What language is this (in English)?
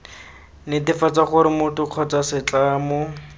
Tswana